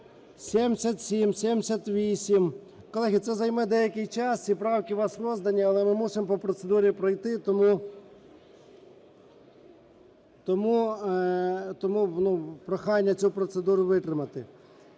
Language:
Ukrainian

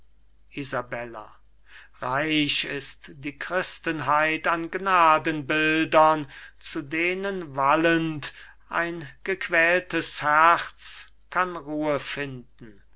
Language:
German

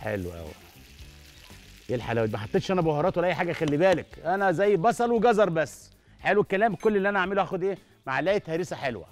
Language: Arabic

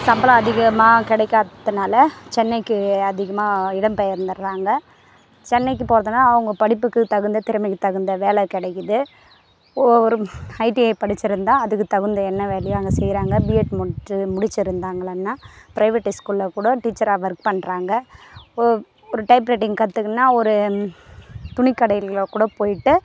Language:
Tamil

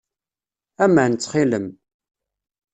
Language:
Kabyle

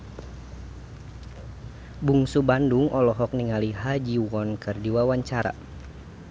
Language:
Sundanese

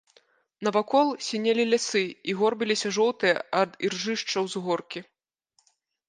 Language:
Belarusian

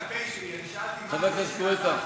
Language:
Hebrew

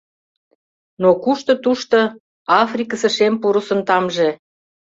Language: Mari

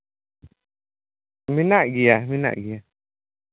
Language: Santali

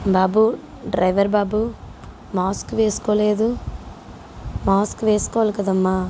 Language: Telugu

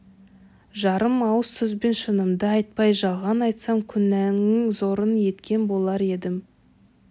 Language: Kazakh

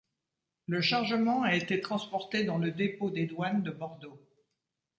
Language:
French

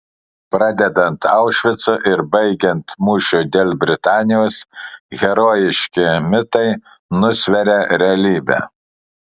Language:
Lithuanian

